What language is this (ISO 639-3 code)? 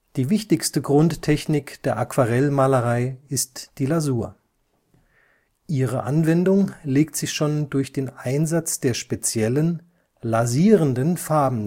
deu